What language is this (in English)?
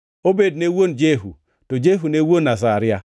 Luo (Kenya and Tanzania)